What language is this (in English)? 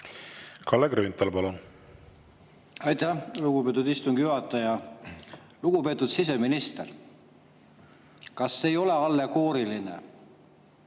Estonian